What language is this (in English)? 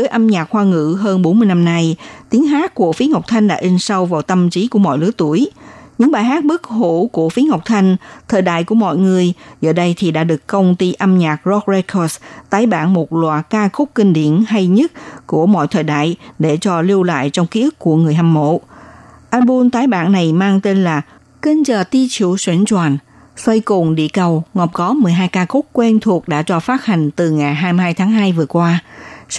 Vietnamese